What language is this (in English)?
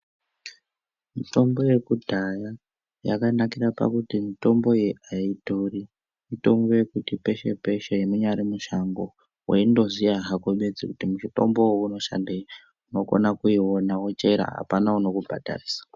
Ndau